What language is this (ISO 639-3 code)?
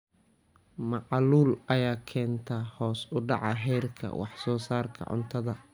som